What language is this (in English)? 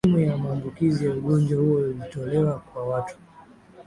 Swahili